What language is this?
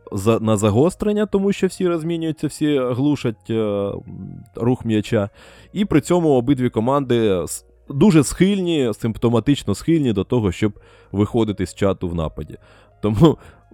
Ukrainian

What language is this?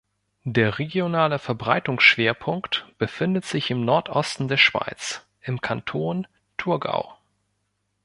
German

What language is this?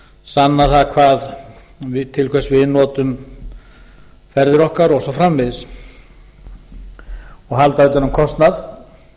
Icelandic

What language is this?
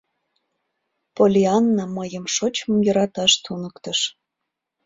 Mari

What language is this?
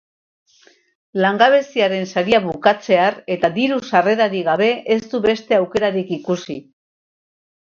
Basque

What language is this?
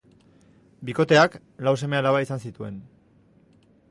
Basque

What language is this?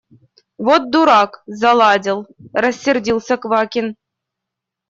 Russian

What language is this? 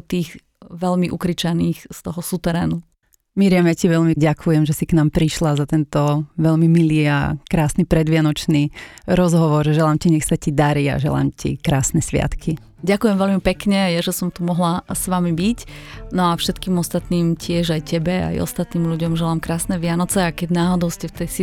Slovak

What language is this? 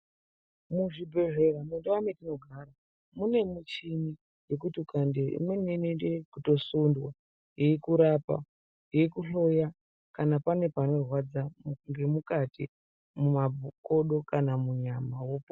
Ndau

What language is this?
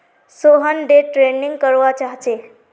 Magahi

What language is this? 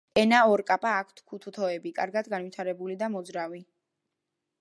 Georgian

